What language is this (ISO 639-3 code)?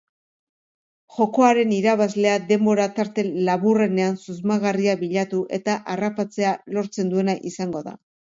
eus